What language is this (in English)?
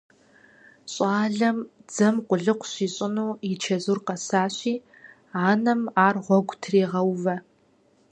Kabardian